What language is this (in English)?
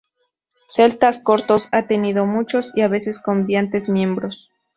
Spanish